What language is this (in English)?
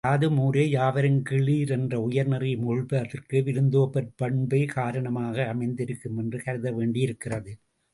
Tamil